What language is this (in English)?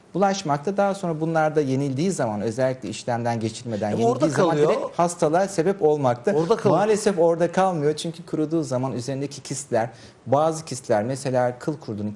Turkish